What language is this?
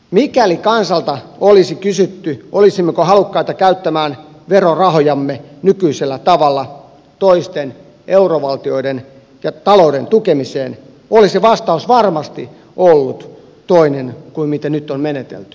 Finnish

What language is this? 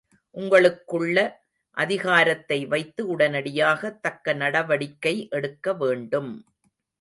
Tamil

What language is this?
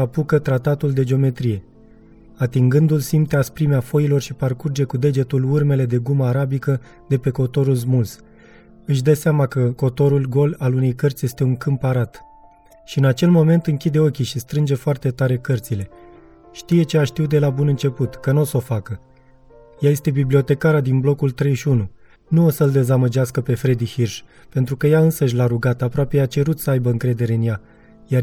Romanian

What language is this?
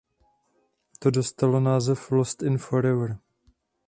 Czech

